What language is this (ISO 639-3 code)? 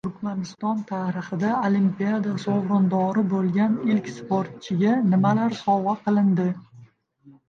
uzb